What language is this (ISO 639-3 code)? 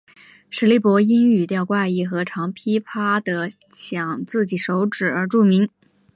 zho